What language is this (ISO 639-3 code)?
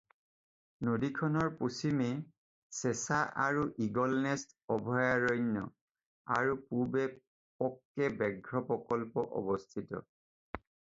asm